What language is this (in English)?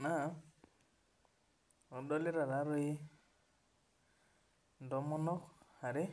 Masai